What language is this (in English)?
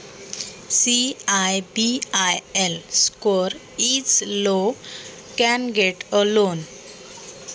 Marathi